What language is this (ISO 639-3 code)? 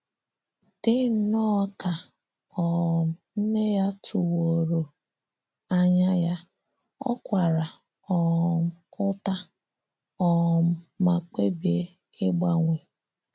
ibo